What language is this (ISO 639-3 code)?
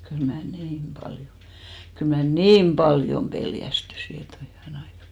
fin